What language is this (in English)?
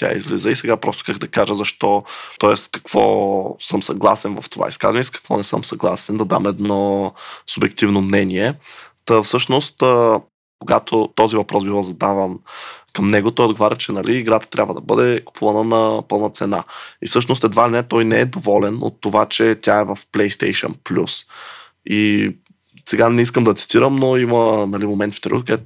Bulgarian